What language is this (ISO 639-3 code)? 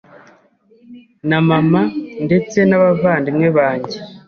kin